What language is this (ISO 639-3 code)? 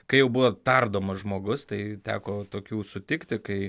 lit